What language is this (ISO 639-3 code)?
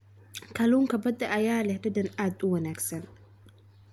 som